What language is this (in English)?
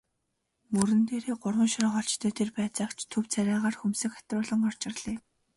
Mongolian